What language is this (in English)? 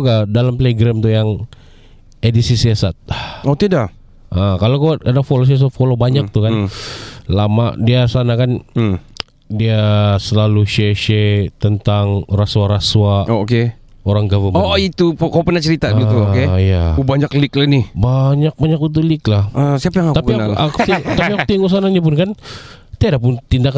Malay